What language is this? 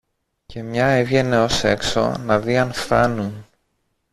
Greek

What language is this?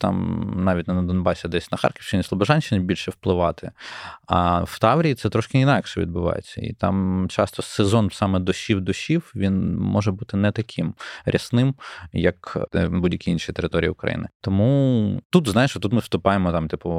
Ukrainian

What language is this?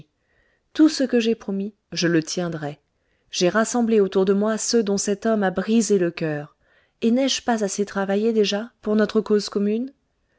French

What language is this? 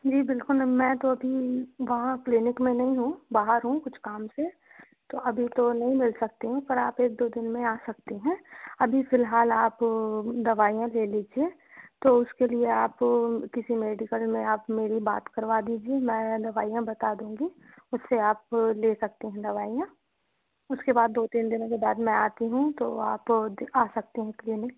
Hindi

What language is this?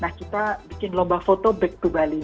Indonesian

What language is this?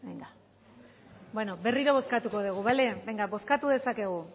Basque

